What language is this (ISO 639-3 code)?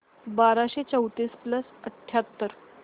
mar